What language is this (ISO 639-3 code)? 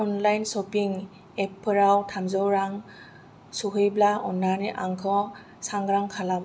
brx